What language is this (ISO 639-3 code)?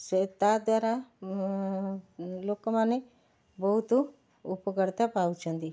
ori